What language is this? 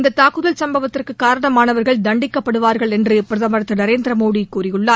Tamil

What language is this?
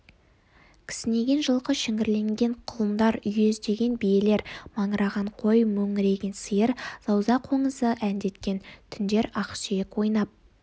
Kazakh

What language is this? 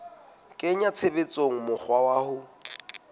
Southern Sotho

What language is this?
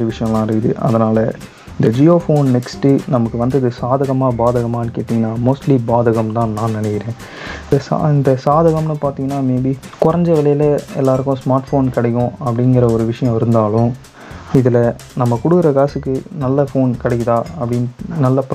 Tamil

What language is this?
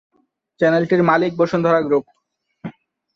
Bangla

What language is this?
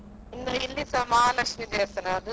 Kannada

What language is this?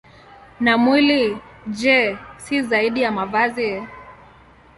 Swahili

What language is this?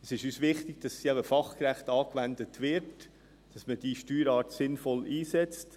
Swiss German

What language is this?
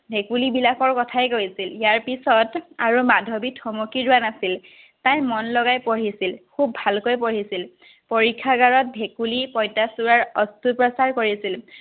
Assamese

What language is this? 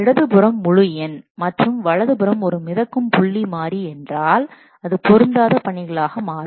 Tamil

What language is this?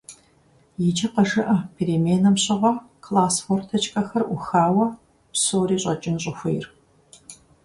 Kabardian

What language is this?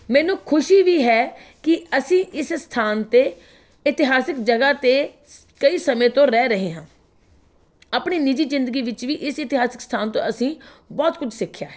Punjabi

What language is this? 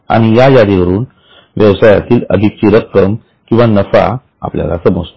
Marathi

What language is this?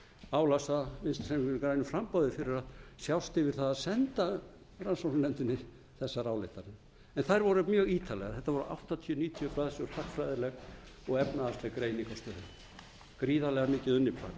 Icelandic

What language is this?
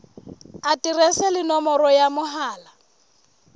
Southern Sotho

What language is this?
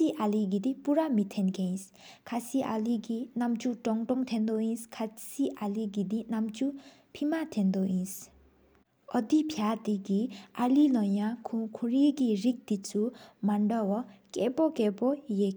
Sikkimese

